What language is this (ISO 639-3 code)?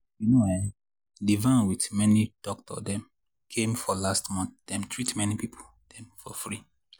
pcm